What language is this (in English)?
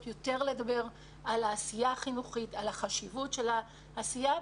Hebrew